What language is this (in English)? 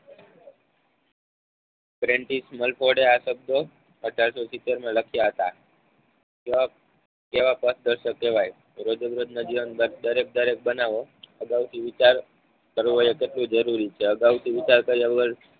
Gujarati